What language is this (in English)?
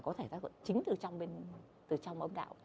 Vietnamese